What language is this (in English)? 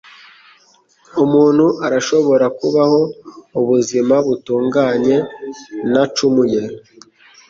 Kinyarwanda